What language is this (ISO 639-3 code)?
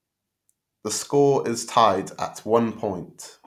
eng